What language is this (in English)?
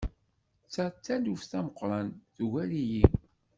Kabyle